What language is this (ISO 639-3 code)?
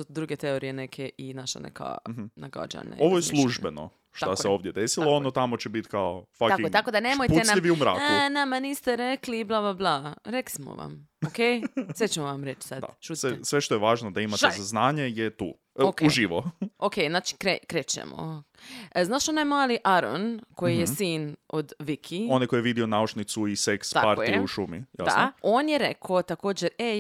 hrv